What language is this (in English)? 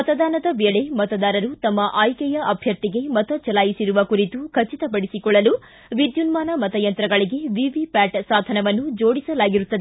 Kannada